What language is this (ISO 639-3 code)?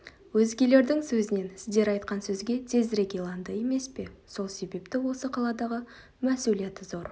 kaz